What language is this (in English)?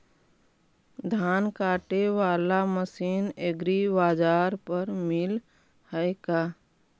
Magahi